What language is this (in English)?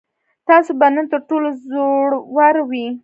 Pashto